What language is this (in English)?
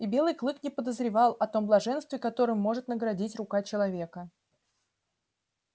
Russian